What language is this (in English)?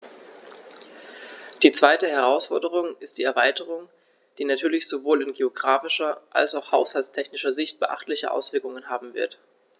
German